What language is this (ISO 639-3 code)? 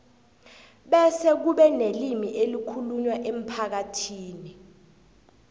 nbl